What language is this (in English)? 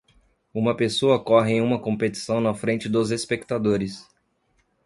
Portuguese